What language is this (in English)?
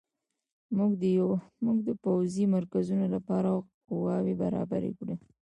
Pashto